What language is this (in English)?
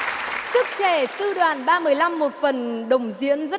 Vietnamese